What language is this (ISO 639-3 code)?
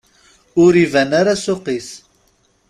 kab